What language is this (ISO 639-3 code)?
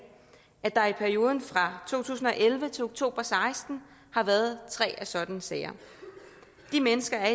dan